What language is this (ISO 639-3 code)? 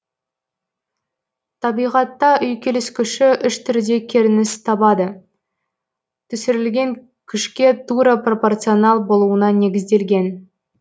kaz